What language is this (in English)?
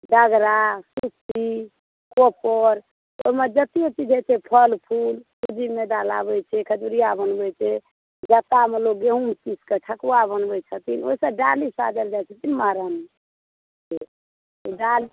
Maithili